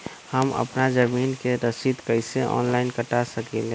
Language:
Magahi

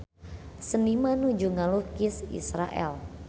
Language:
Sundanese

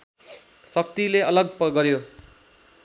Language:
Nepali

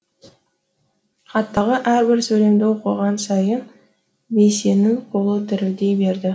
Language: Kazakh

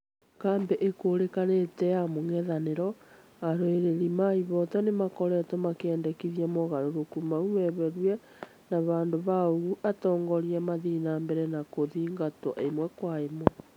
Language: Kikuyu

